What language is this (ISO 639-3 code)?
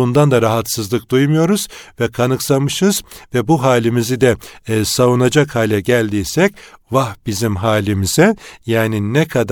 tur